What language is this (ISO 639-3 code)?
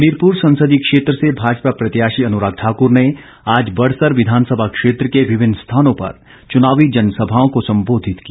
hin